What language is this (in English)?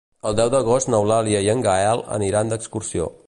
Catalan